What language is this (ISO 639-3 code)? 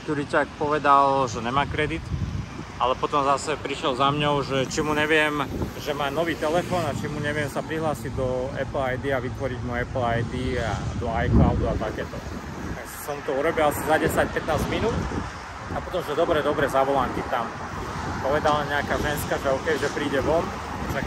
slk